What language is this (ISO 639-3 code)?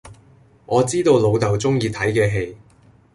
yue